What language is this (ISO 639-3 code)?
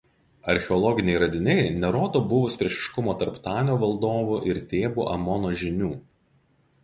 lit